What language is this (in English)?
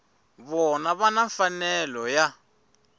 Tsonga